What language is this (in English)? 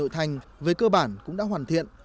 Vietnamese